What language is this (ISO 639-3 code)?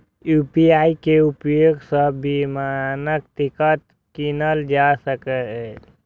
mai